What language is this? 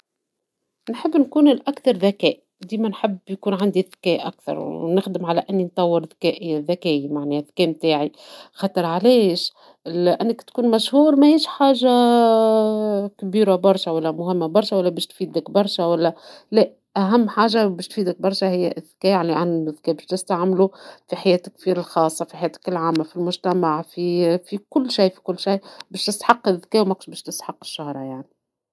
Tunisian Arabic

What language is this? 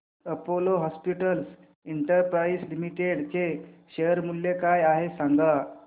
Marathi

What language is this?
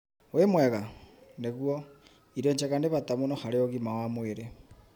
Kikuyu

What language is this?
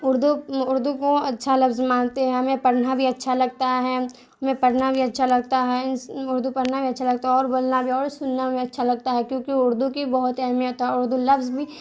Urdu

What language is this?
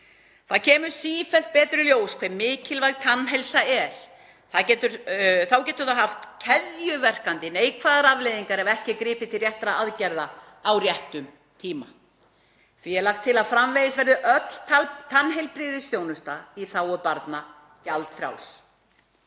Icelandic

